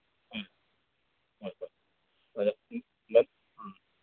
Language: Manipuri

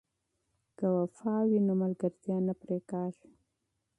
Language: Pashto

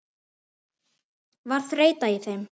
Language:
Icelandic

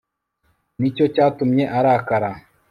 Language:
Kinyarwanda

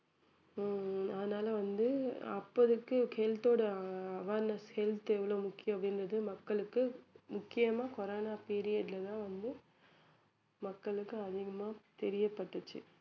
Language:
Tamil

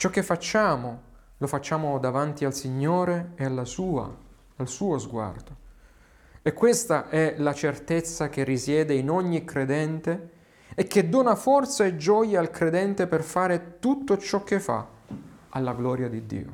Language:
Italian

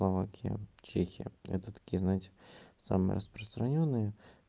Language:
Russian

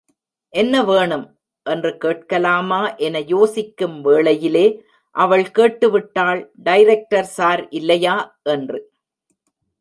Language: Tamil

